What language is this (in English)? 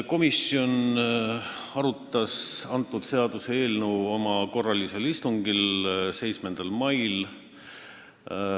Estonian